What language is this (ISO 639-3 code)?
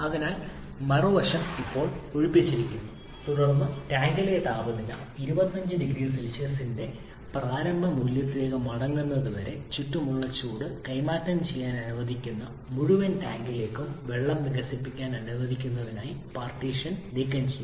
mal